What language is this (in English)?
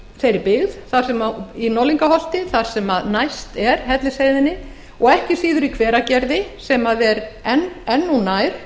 Icelandic